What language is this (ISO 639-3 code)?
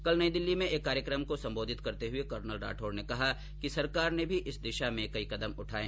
hin